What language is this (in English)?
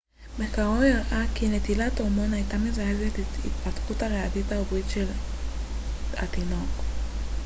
Hebrew